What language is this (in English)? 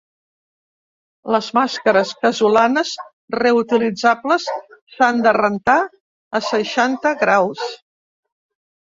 Catalan